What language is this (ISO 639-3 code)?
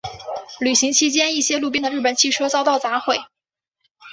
zho